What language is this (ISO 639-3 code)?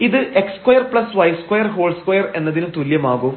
mal